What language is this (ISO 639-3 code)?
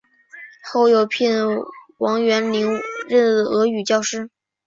zho